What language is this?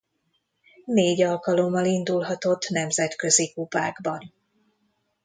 Hungarian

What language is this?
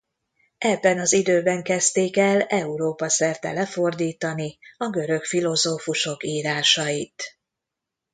Hungarian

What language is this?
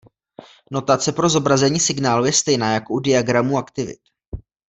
Czech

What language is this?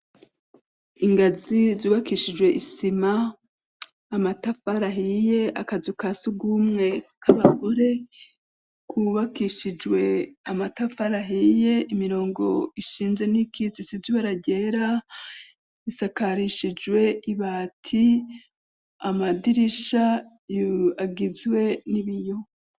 Rundi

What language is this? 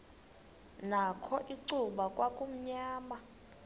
Xhosa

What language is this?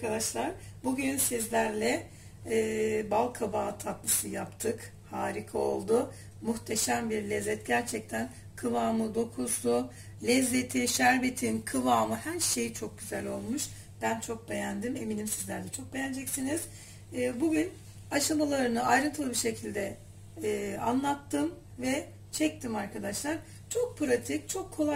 Turkish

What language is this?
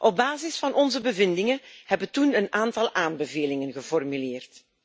Dutch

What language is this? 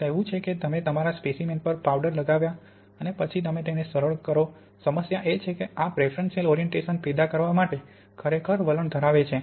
Gujarati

